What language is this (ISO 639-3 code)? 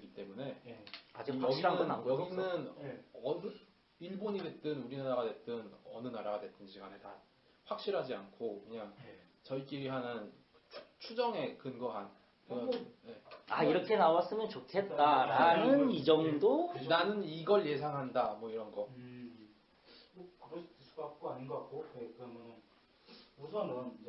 kor